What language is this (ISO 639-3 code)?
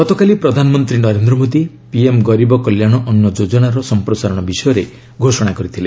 ori